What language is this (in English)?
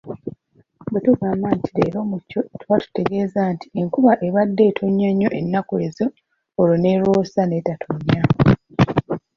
Ganda